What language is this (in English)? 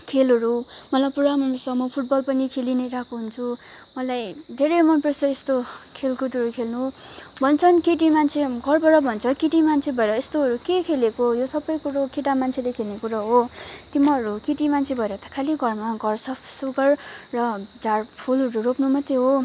Nepali